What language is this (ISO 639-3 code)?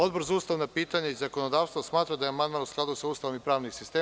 srp